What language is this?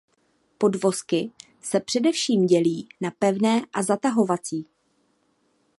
Czech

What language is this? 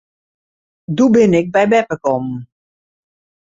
Western Frisian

